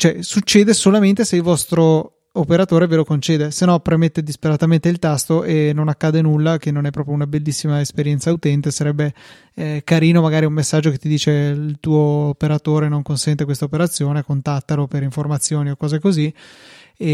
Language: Italian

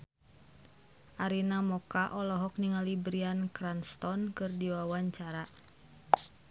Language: Sundanese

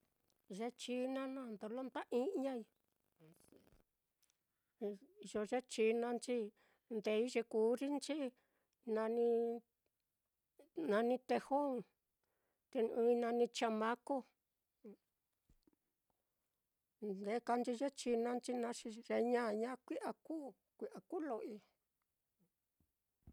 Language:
Mitlatongo Mixtec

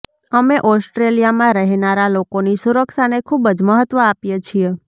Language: Gujarati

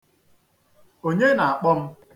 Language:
Igbo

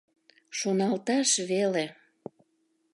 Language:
Mari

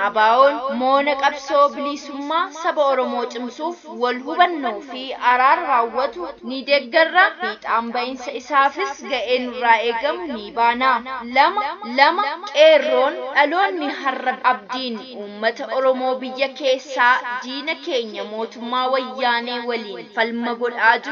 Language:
Arabic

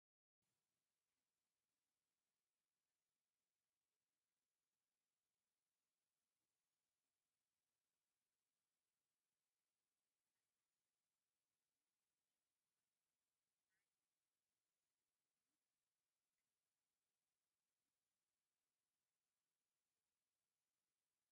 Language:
Tigrinya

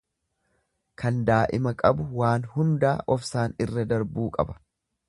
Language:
Oromo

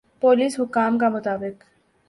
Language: Urdu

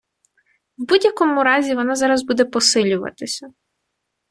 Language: Ukrainian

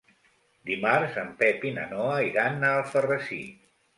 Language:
Catalan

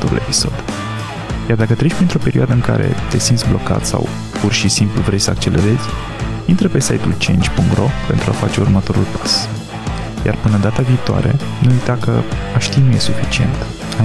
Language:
Romanian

